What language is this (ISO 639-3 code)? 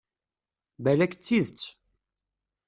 kab